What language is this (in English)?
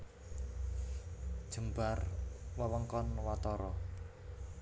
Javanese